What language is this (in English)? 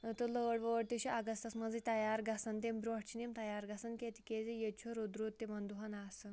Kashmiri